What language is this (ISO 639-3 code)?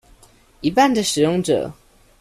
zho